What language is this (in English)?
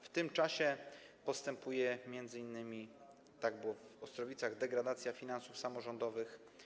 Polish